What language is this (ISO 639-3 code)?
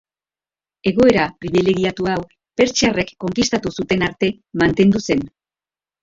eus